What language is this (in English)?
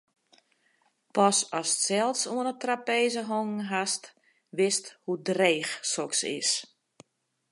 Western Frisian